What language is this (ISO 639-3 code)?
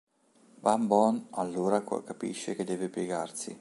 ita